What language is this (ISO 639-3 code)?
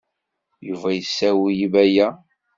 kab